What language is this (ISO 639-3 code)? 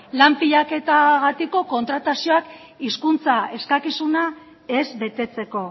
eus